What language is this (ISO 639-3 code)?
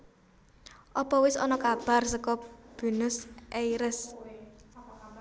jav